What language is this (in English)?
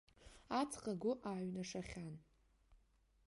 Abkhazian